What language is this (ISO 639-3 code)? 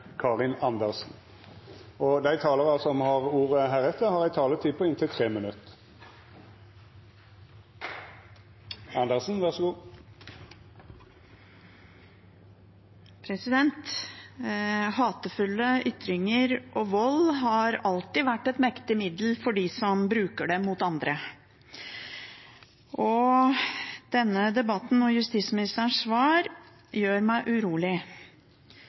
nor